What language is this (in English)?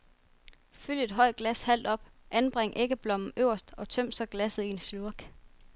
Danish